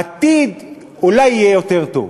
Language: Hebrew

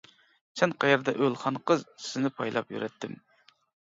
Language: Uyghur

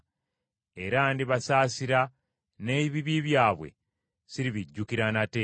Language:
Ganda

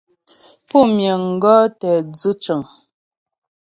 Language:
Ghomala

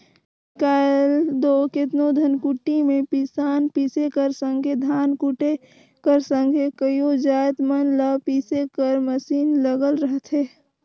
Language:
Chhattisgarhi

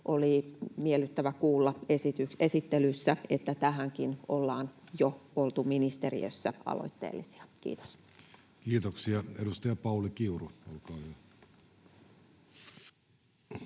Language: Finnish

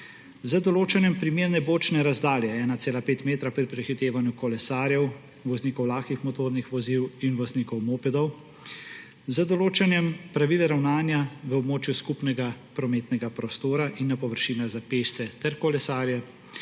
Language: Slovenian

